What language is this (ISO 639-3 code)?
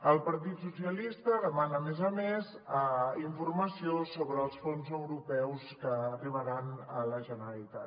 cat